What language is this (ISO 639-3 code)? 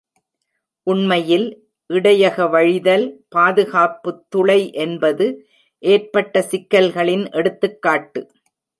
tam